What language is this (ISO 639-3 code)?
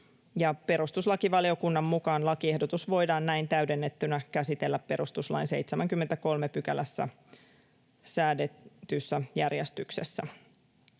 fin